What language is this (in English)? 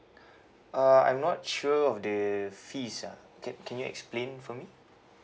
English